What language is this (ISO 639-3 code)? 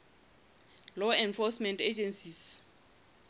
sot